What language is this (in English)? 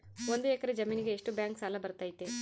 Kannada